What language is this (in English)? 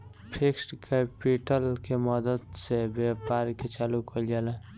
Bhojpuri